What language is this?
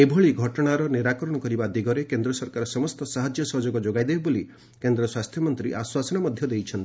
Odia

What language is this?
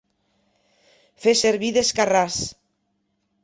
Catalan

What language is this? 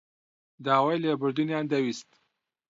Central Kurdish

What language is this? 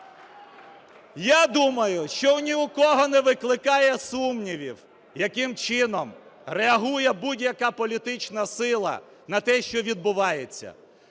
Ukrainian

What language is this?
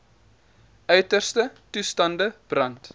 Afrikaans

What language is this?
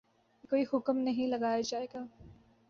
Urdu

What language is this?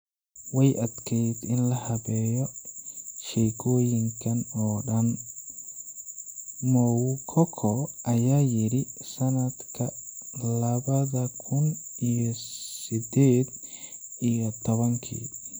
Somali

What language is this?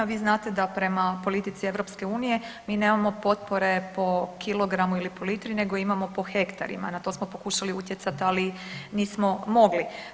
Croatian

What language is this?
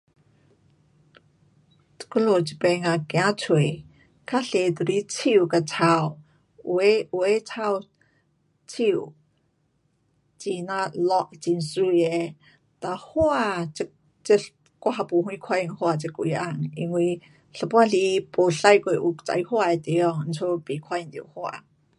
Pu-Xian Chinese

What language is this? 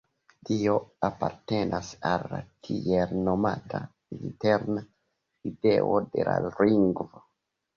Esperanto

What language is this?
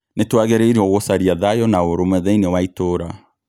Kikuyu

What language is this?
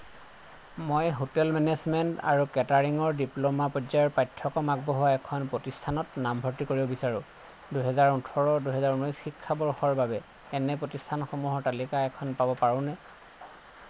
Assamese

